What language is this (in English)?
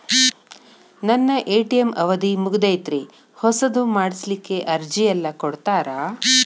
Kannada